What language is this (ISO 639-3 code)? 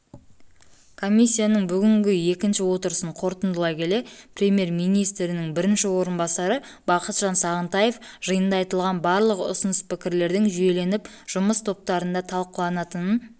kaz